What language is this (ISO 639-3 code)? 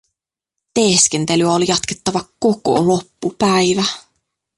fin